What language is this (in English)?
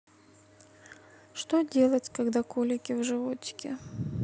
Russian